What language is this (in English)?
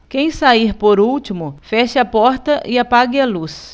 Portuguese